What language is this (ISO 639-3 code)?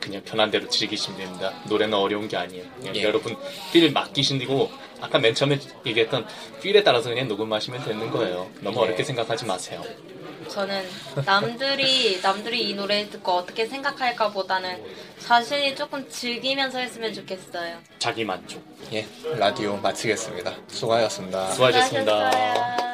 kor